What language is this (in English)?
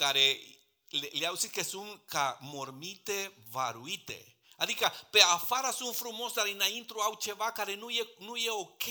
Romanian